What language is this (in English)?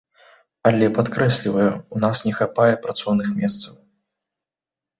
Belarusian